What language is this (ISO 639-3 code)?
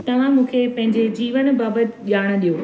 snd